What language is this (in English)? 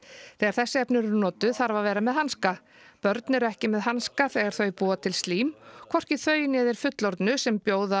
Icelandic